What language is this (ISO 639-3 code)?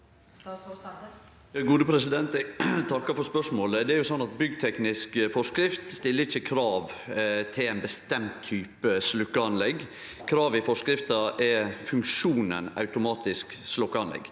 nor